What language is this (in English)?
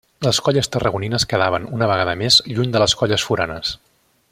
Catalan